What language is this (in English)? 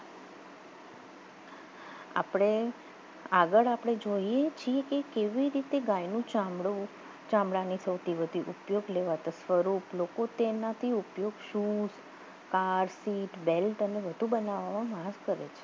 Gujarati